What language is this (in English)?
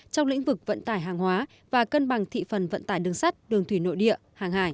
Vietnamese